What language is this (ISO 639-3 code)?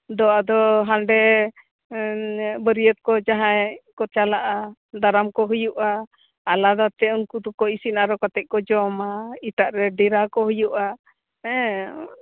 sat